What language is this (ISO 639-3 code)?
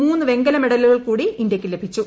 mal